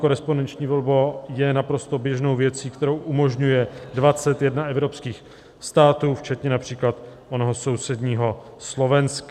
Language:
Czech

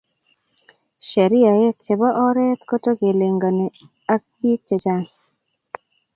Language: Kalenjin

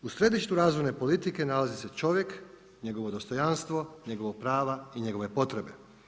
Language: Croatian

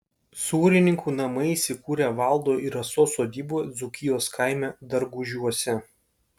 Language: Lithuanian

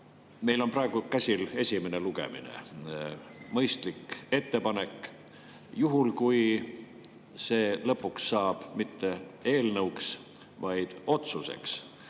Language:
Estonian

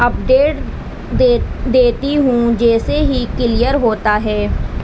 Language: Urdu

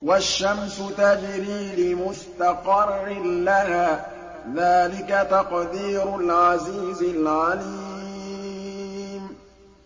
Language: Arabic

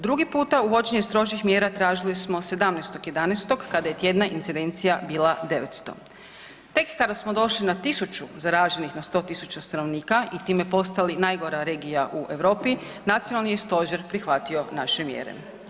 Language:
Croatian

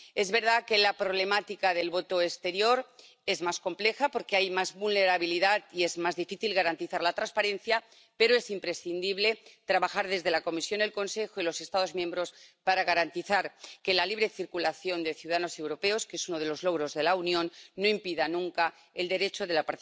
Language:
Spanish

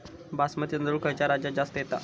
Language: Marathi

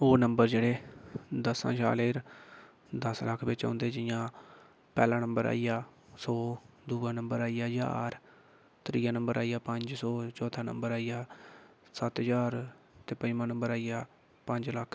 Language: Dogri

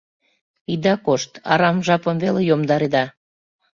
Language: Mari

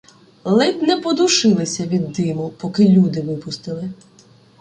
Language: Ukrainian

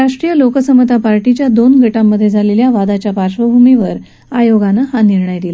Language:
Marathi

